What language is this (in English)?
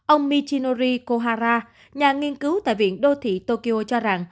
Vietnamese